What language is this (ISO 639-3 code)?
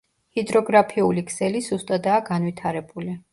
kat